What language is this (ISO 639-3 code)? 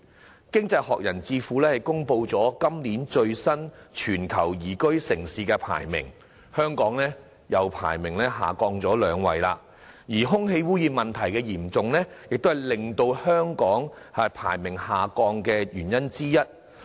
yue